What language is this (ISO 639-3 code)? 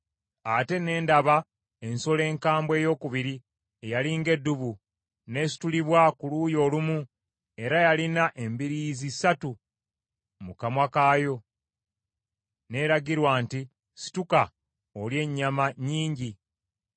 lug